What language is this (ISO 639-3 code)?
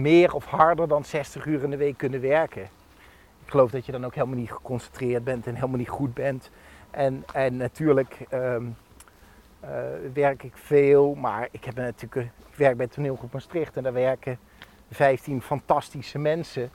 nld